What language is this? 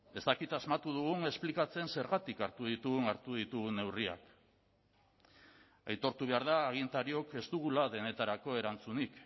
Basque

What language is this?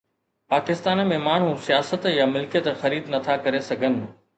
Sindhi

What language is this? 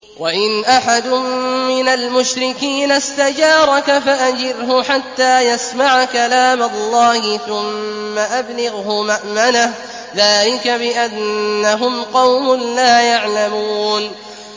Arabic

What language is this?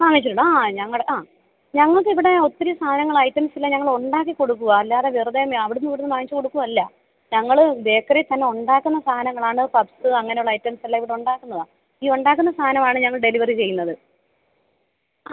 Malayalam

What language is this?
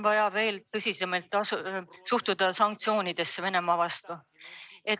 Estonian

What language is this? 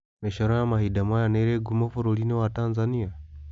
Kikuyu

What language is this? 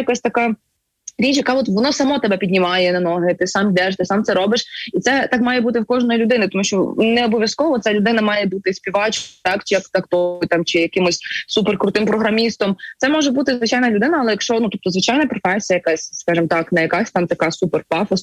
Ukrainian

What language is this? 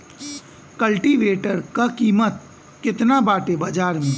Bhojpuri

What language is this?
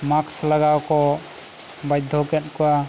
Santali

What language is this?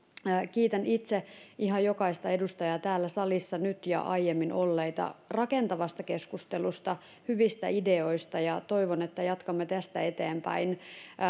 Finnish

